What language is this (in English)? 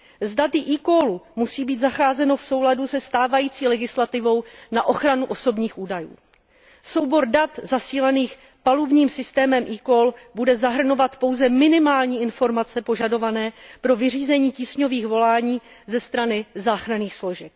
Czech